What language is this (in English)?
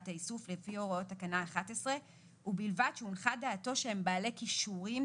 Hebrew